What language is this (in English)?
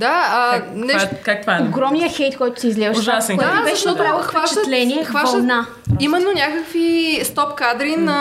Bulgarian